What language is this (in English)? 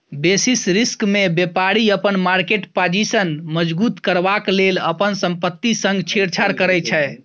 Maithili